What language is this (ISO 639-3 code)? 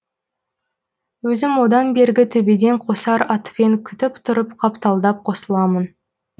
kaz